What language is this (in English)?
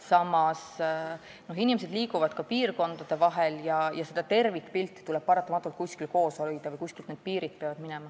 Estonian